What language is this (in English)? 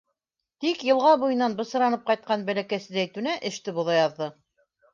Bashkir